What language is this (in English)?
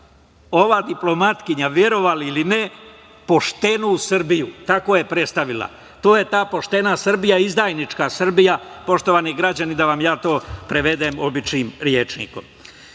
Serbian